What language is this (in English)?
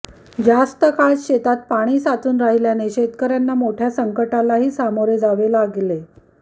Marathi